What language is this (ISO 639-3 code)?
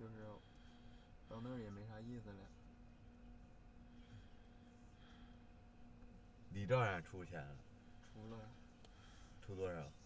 zho